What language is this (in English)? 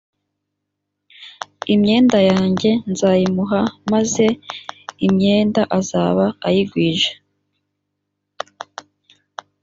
Kinyarwanda